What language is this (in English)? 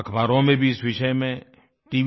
Hindi